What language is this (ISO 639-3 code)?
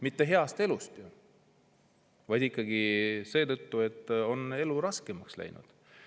est